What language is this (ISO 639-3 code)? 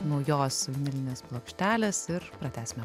lit